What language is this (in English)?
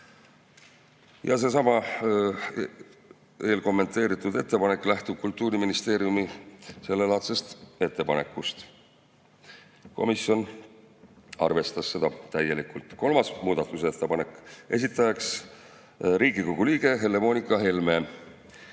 Estonian